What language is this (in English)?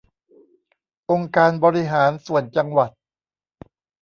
Thai